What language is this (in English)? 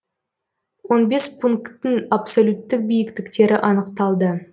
Kazakh